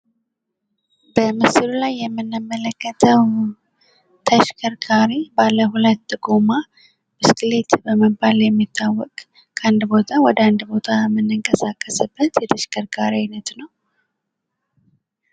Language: Amharic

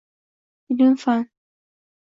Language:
Uzbek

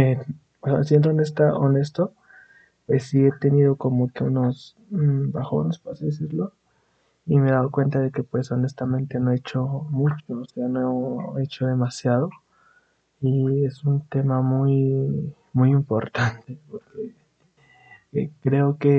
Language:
Spanish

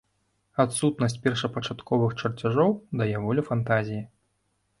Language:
Belarusian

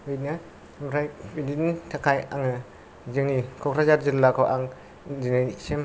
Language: Bodo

